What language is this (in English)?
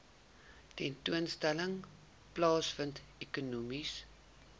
Afrikaans